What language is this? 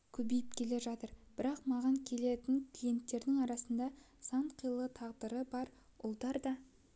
Kazakh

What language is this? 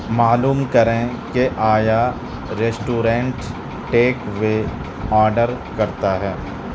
Urdu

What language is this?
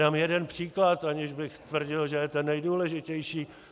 Czech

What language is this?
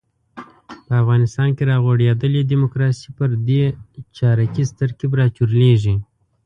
Pashto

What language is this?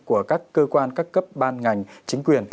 Vietnamese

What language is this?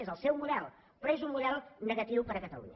Catalan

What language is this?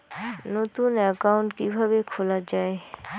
Bangla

